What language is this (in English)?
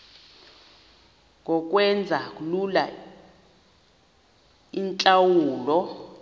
Xhosa